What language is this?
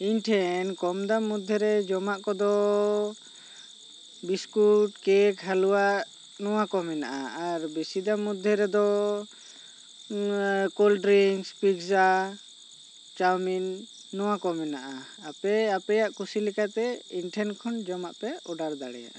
Santali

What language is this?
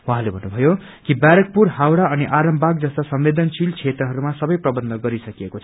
Nepali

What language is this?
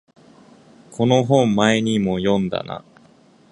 Japanese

